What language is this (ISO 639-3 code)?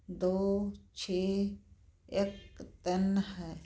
pan